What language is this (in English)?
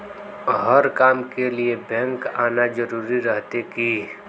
Magahi